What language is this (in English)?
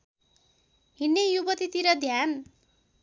Nepali